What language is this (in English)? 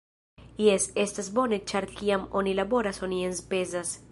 Esperanto